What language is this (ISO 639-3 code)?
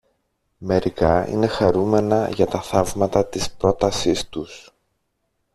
ell